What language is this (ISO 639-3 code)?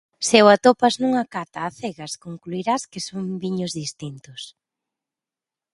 glg